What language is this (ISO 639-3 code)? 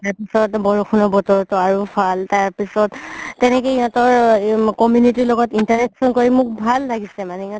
asm